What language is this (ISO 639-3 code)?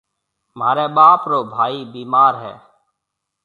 mve